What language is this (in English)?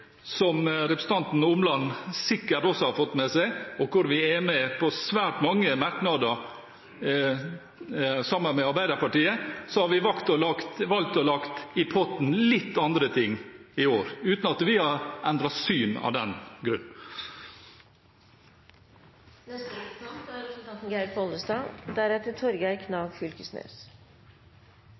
Norwegian